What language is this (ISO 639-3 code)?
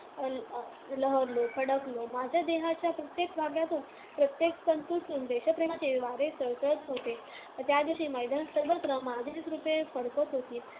mar